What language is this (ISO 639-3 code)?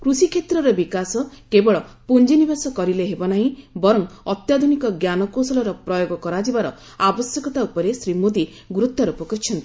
ori